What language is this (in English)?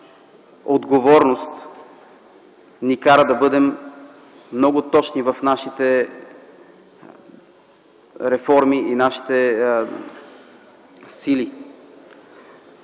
Bulgarian